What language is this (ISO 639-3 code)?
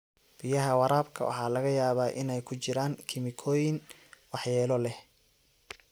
som